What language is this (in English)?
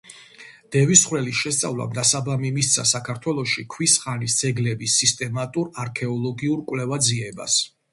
Georgian